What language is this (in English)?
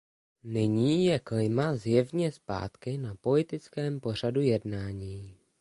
Czech